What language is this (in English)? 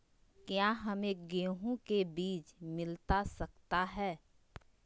Magahi